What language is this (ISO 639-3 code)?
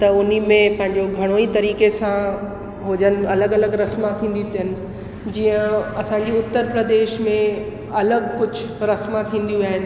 snd